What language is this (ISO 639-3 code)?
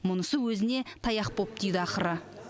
kaz